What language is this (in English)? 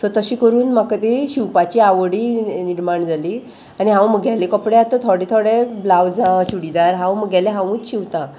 Konkani